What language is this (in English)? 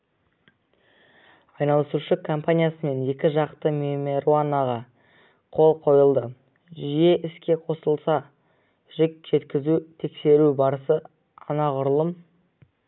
Kazakh